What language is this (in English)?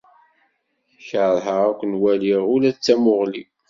Kabyle